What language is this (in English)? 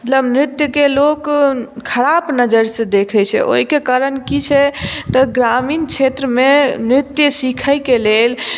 Maithili